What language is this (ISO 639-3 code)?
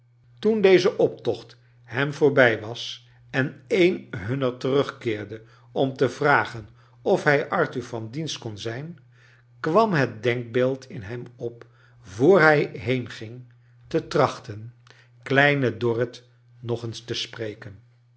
nld